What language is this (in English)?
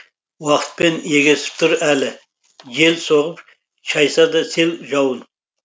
Kazakh